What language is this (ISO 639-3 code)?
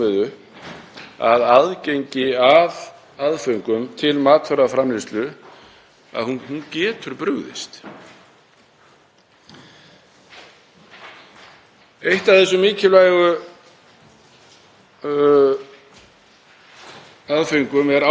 isl